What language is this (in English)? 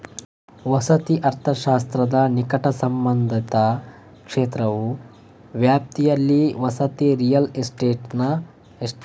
Kannada